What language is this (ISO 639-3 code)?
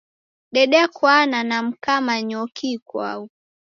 dav